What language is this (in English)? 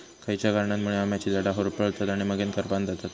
Marathi